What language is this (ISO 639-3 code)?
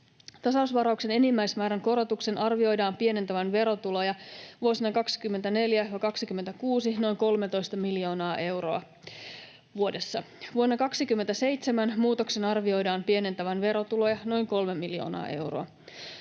fin